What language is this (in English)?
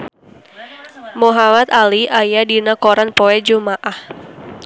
Sundanese